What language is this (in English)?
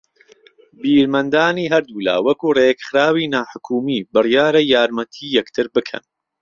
Central Kurdish